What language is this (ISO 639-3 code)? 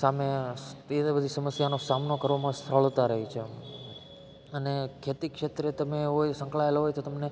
guj